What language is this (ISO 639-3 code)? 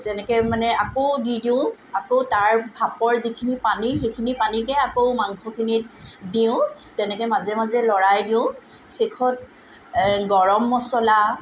asm